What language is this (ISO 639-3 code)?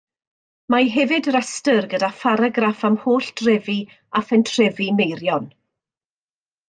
cym